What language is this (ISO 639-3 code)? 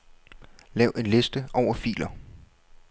dan